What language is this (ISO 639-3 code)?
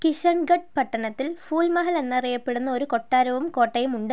mal